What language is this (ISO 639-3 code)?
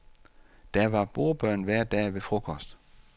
dan